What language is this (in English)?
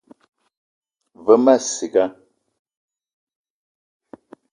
Eton (Cameroon)